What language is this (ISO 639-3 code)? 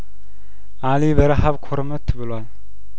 amh